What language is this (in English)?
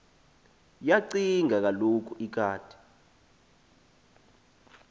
Xhosa